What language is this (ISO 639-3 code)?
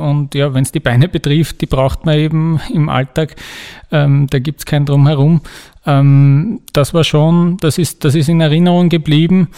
deu